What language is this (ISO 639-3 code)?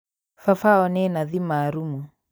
kik